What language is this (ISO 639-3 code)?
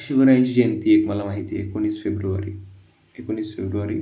mar